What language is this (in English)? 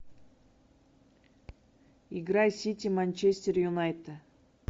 Russian